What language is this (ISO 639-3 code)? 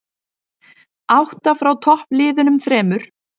isl